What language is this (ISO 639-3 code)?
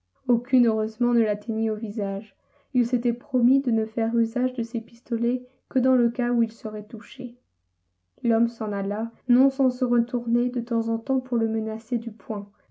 fra